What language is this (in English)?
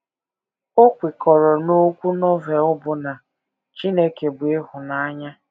Igbo